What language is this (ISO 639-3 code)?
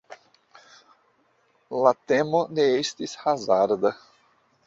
epo